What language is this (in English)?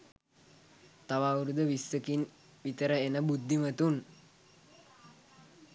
Sinhala